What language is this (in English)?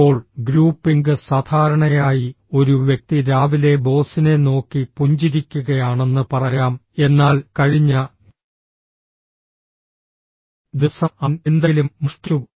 Malayalam